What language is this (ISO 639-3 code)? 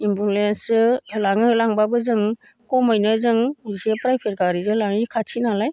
brx